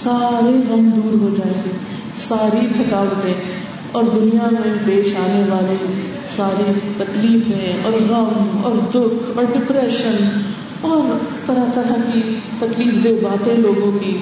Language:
Urdu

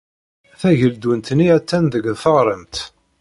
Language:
Kabyle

